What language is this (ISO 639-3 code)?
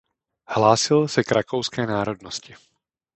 ces